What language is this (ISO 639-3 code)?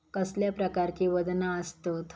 mar